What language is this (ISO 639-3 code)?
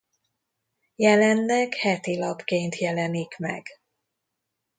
hun